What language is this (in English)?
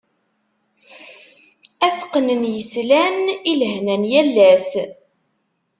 Kabyle